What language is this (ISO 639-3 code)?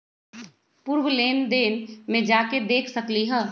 mag